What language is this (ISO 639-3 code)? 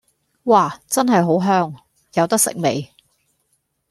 yue